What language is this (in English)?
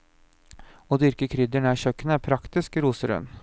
Norwegian